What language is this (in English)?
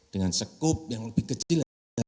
Indonesian